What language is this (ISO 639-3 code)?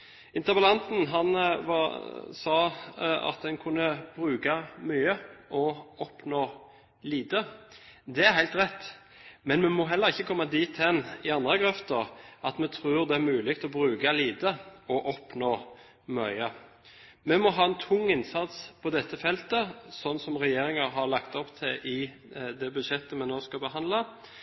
nob